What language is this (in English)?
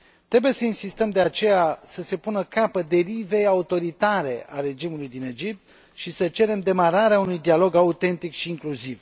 Romanian